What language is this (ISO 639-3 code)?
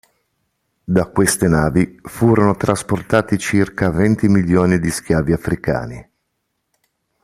ita